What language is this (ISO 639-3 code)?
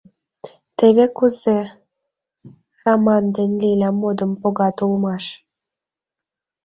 chm